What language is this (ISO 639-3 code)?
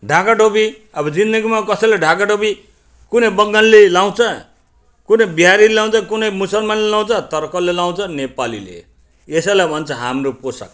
nep